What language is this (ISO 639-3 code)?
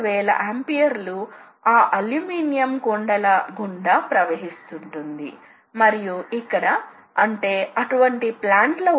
tel